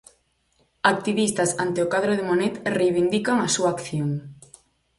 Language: Galician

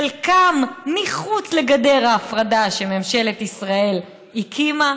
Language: Hebrew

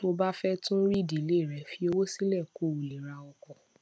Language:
Yoruba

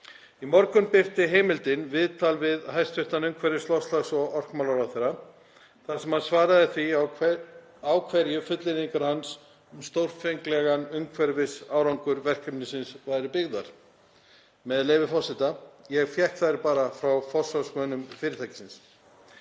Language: Icelandic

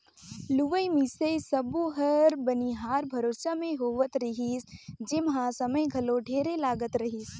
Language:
Chhattisgarhi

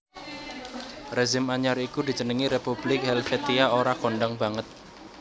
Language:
Javanese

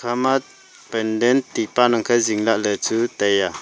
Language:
Wancho Naga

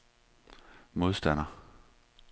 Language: Danish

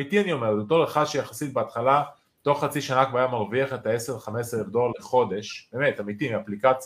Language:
Hebrew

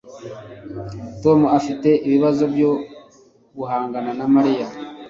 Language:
Kinyarwanda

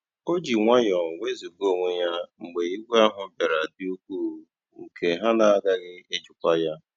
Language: Igbo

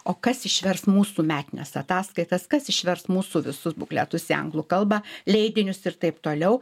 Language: Lithuanian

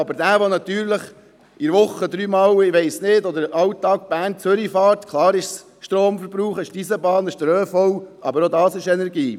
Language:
Swiss German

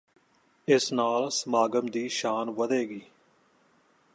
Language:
Punjabi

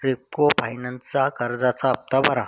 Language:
Marathi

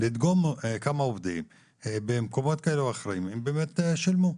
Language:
Hebrew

